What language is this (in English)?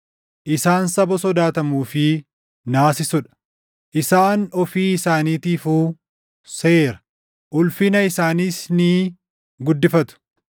Oromo